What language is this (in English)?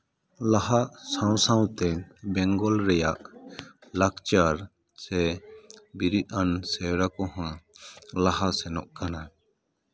Santali